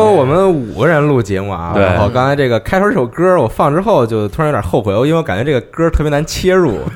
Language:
Chinese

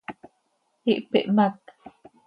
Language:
Seri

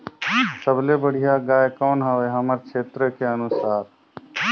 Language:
Chhattisgarhi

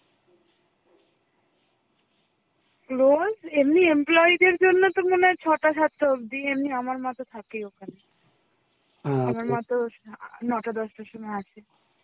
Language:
Bangla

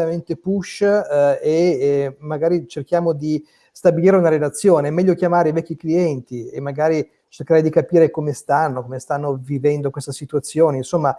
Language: Italian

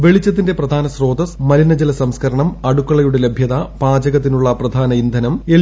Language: Malayalam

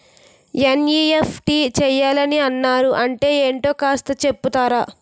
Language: Telugu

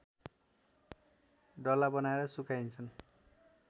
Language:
Nepali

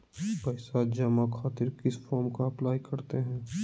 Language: Magahi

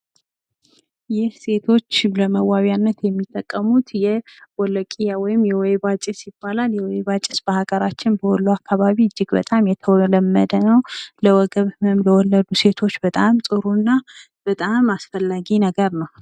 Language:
Amharic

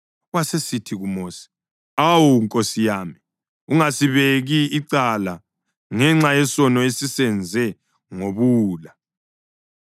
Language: North Ndebele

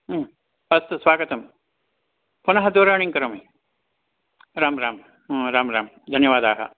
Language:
Sanskrit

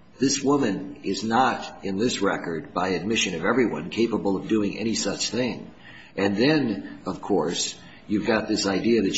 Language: English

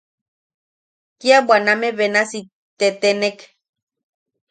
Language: Yaqui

